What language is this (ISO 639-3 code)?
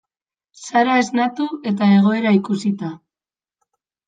eus